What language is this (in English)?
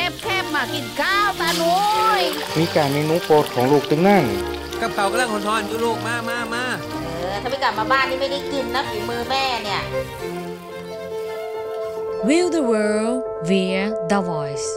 Thai